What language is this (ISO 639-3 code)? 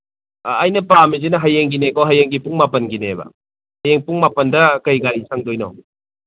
mni